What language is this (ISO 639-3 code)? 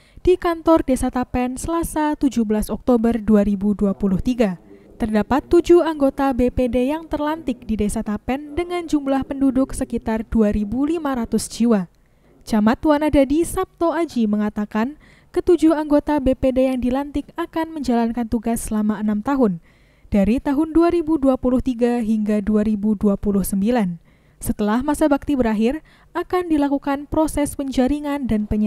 ind